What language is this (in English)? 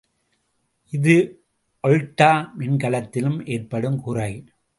Tamil